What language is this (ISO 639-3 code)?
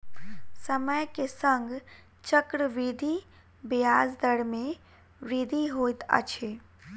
mai